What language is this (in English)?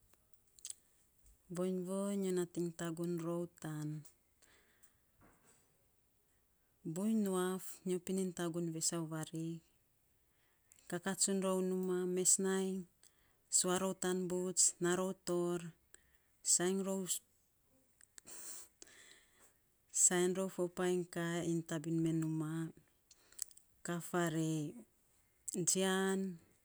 Saposa